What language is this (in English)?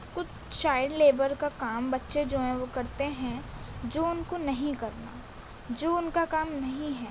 Urdu